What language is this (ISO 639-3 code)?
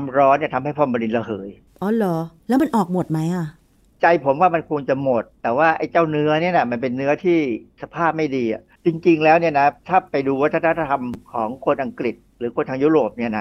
tha